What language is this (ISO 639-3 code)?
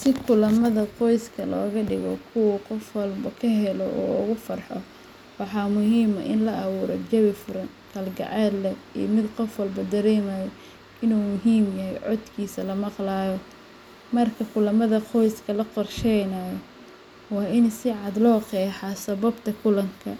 som